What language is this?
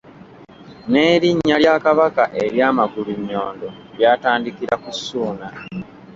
Ganda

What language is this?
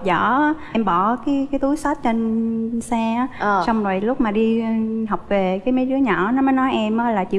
Vietnamese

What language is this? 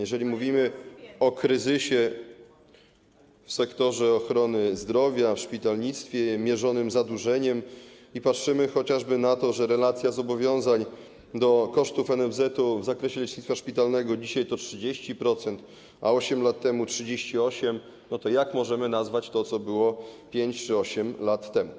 Polish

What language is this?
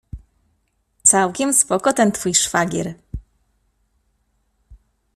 Polish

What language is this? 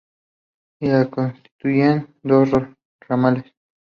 Spanish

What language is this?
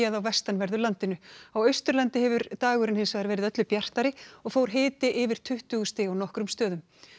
Icelandic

